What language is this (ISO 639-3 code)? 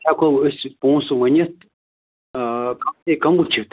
kas